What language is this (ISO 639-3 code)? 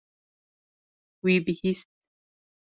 kur